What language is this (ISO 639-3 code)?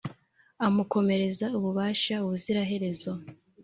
kin